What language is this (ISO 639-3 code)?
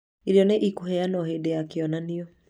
kik